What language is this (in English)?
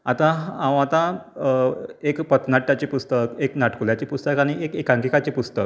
Konkani